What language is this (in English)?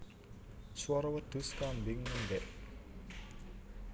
Javanese